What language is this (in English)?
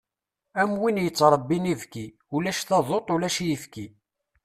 Kabyle